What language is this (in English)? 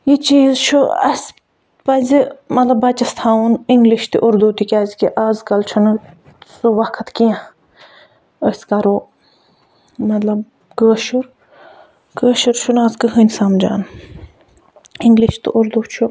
Kashmiri